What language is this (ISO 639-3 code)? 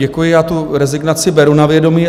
ces